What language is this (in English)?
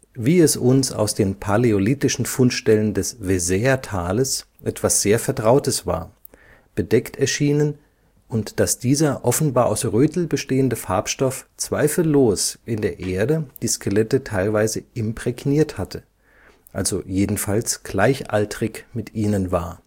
German